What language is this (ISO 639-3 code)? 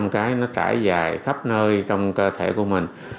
vie